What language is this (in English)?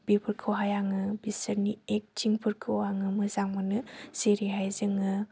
Bodo